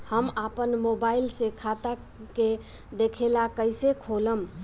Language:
Bhojpuri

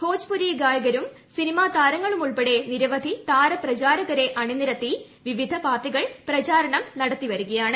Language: Malayalam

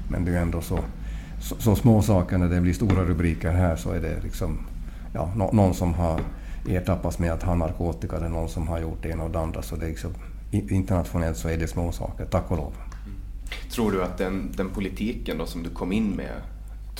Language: Swedish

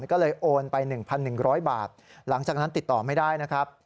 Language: Thai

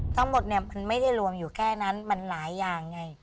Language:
Thai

